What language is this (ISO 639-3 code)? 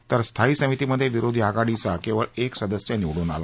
mar